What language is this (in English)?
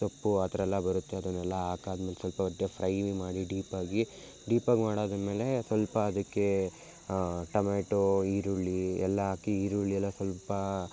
Kannada